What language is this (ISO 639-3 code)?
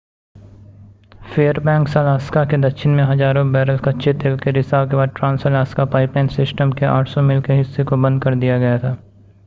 hin